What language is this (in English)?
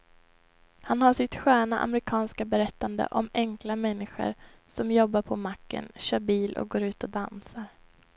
Swedish